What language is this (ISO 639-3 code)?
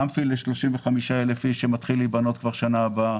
heb